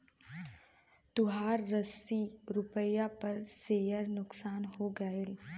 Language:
Bhojpuri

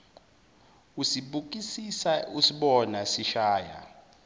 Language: Zulu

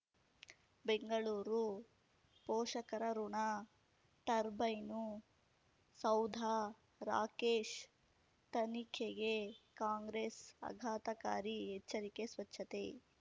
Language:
Kannada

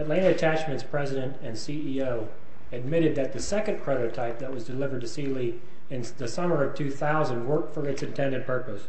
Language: English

